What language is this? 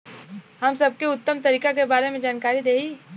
Bhojpuri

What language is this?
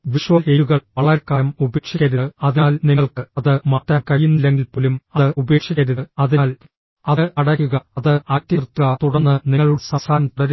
Malayalam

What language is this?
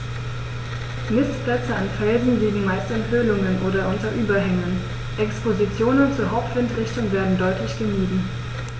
German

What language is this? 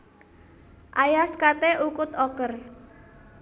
Javanese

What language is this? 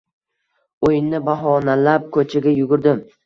Uzbek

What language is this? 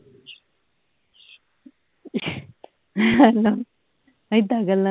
Punjabi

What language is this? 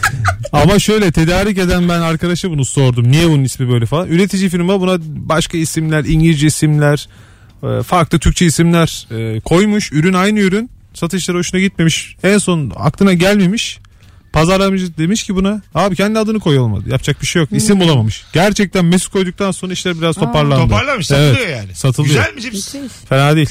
Turkish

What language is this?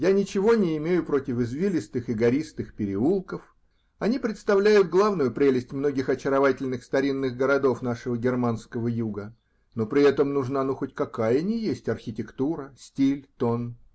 Russian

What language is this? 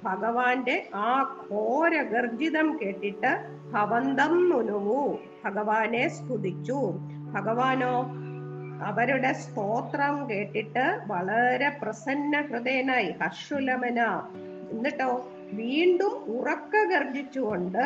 Malayalam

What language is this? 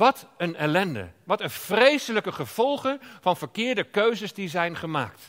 Dutch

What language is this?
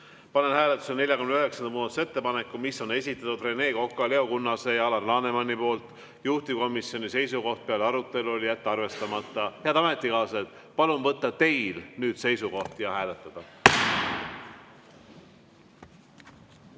Estonian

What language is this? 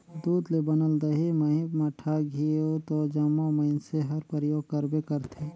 Chhattisgarhi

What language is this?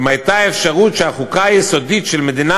Hebrew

